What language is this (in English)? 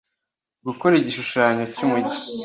Kinyarwanda